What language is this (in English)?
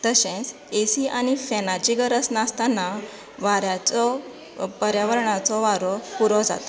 Konkani